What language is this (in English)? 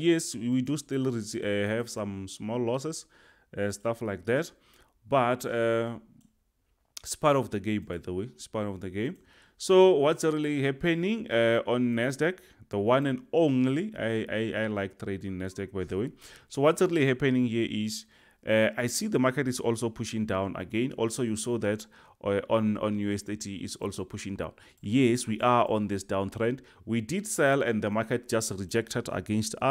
English